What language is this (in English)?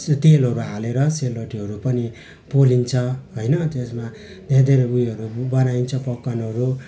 Nepali